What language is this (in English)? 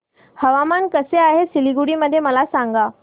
Marathi